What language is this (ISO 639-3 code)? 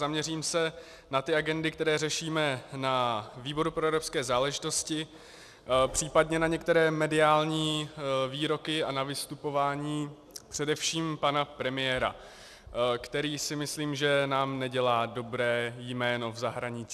ces